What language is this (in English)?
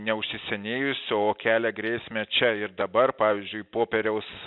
Lithuanian